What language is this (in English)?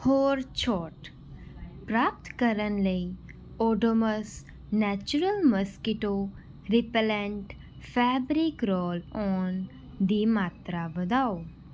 Punjabi